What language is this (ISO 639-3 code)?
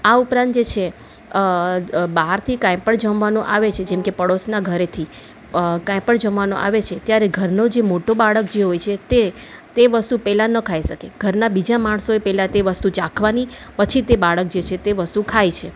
guj